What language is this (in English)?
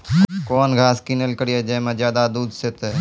Maithili